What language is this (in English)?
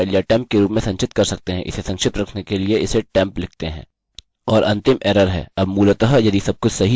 Hindi